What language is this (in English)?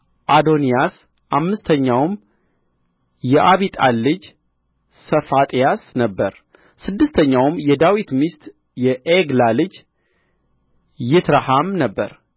Amharic